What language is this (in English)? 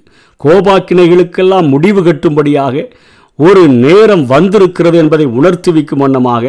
Tamil